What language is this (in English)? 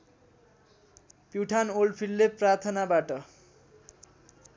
Nepali